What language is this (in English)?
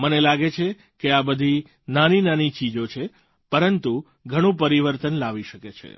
Gujarati